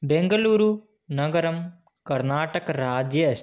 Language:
Sanskrit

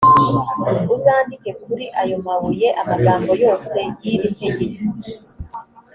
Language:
Kinyarwanda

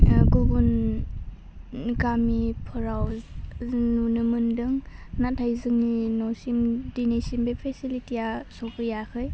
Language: Bodo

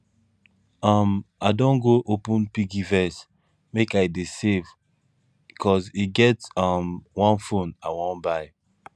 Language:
Nigerian Pidgin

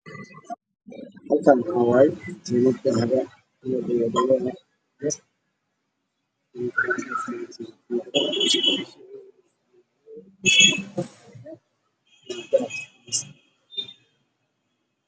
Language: Somali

